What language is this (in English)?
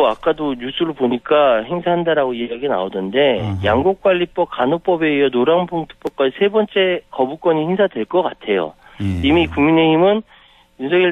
Korean